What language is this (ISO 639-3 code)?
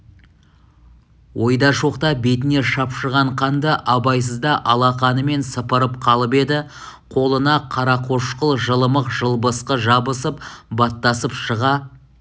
kaz